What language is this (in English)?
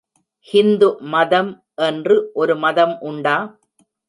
Tamil